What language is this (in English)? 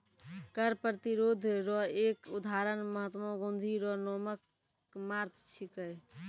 Maithili